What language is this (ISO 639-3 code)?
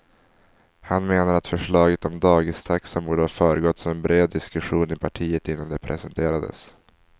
swe